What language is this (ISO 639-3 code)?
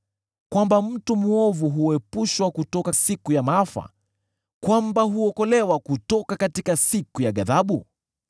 swa